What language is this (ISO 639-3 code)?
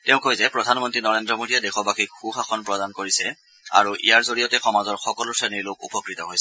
asm